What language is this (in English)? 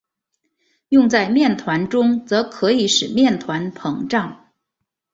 Chinese